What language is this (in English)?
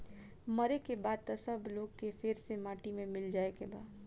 Bhojpuri